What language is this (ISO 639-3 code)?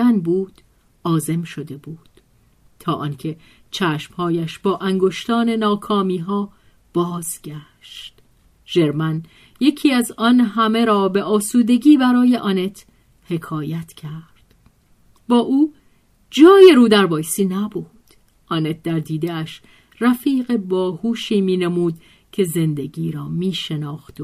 fas